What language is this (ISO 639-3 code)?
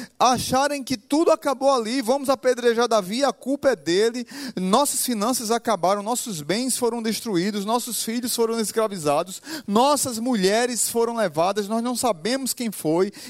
por